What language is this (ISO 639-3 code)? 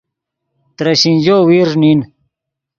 ydg